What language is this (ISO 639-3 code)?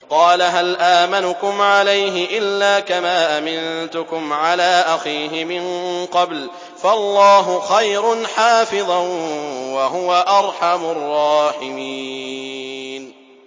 ara